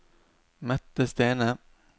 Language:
Norwegian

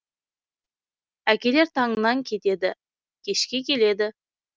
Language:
Kazakh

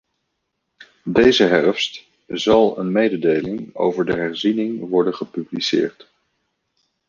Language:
Dutch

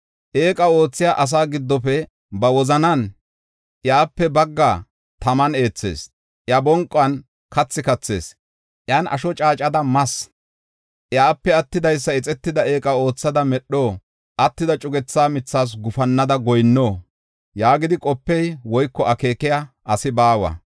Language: Gofa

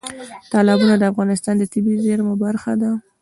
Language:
Pashto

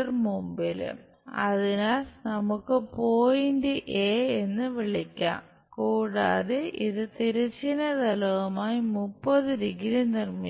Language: Malayalam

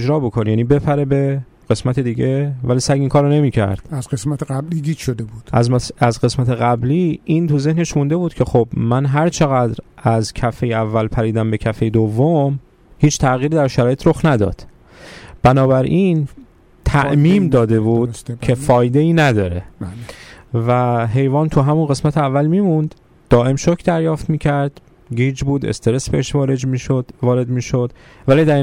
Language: Persian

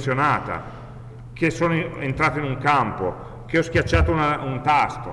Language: Italian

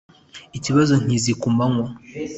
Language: Kinyarwanda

